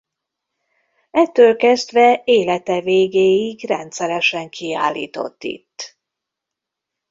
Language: Hungarian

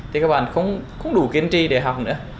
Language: Vietnamese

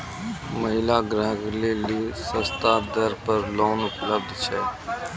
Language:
Maithili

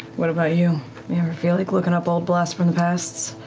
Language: English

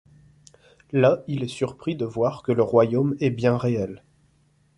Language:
French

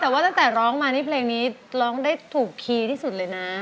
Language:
Thai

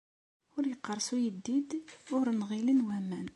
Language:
Kabyle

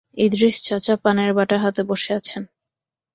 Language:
Bangla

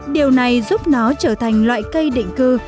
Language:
Vietnamese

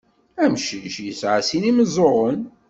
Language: Kabyle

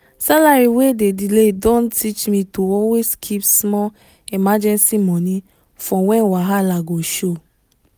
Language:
Nigerian Pidgin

